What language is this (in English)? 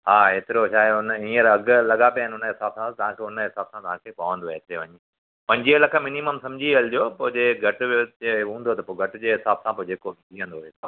Sindhi